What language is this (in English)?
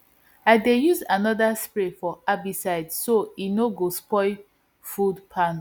Nigerian Pidgin